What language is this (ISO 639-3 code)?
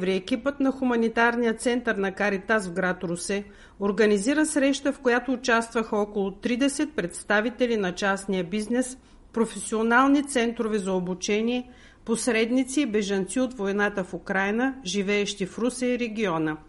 bul